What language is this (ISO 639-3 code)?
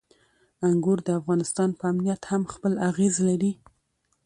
pus